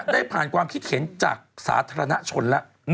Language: Thai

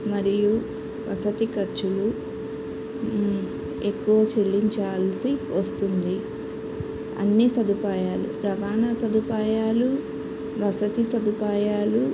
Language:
Telugu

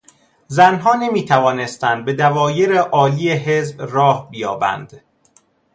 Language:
Persian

